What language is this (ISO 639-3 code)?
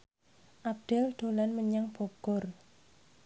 jav